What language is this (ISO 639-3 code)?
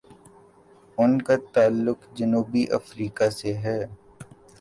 urd